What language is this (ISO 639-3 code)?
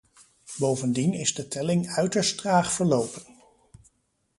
nld